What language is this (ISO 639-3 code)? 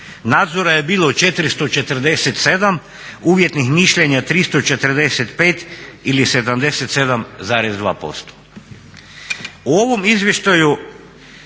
hrv